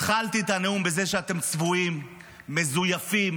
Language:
Hebrew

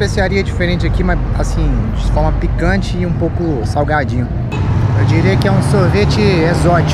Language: Portuguese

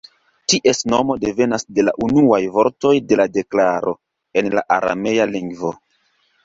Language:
Esperanto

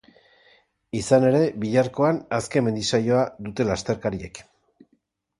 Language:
Basque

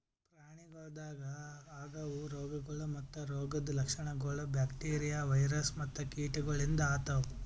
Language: Kannada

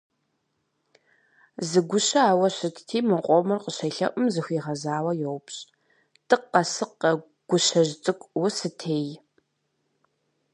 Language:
Kabardian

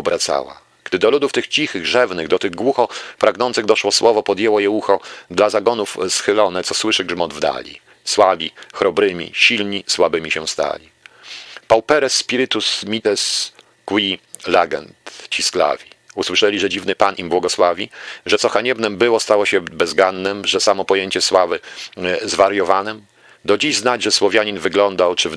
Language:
Polish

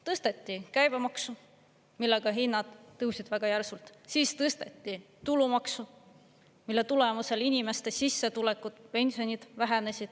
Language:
Estonian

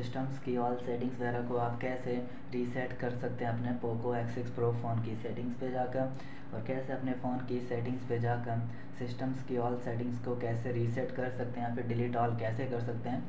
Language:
Hindi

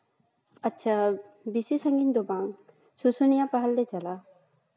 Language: Santali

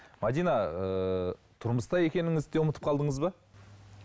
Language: Kazakh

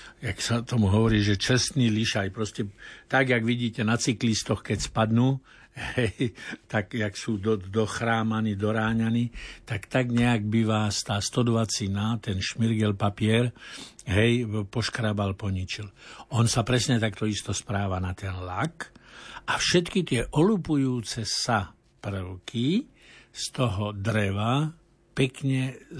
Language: Slovak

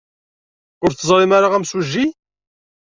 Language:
Kabyle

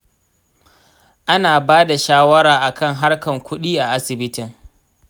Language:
Hausa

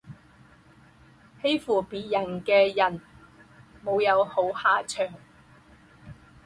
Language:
Chinese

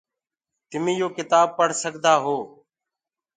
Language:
Gurgula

